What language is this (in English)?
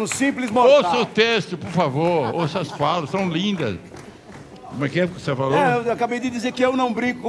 Portuguese